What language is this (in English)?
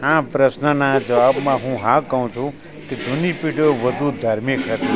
Gujarati